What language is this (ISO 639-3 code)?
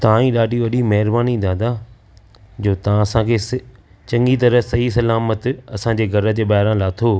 snd